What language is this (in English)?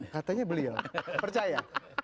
Indonesian